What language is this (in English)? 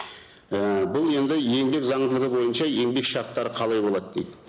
Kazakh